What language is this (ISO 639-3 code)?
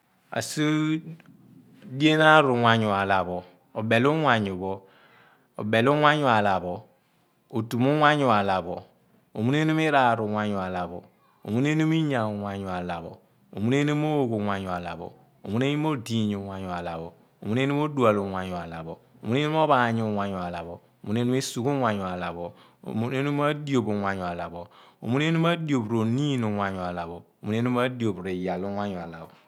abn